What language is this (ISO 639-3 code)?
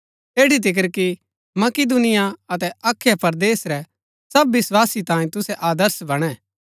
gbk